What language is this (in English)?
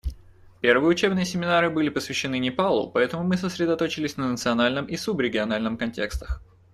Russian